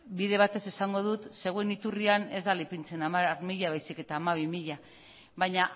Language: Basque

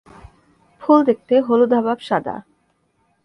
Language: Bangla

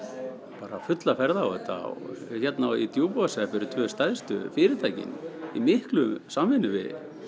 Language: Icelandic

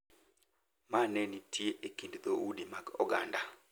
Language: Luo (Kenya and Tanzania)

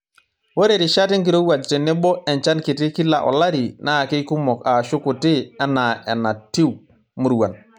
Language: Masai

